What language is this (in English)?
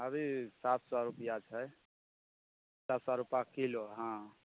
Maithili